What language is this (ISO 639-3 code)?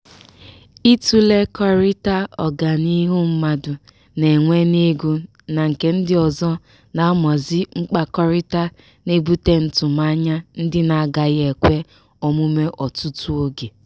ibo